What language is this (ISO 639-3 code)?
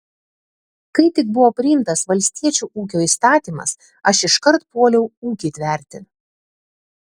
lit